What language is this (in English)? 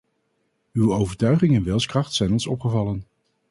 Dutch